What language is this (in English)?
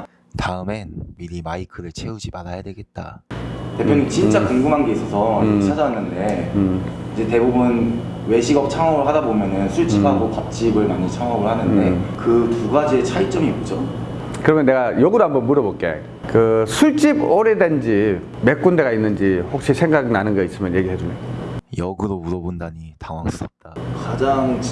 Korean